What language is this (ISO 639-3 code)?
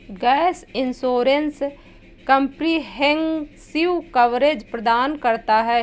hin